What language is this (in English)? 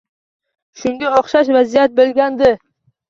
Uzbek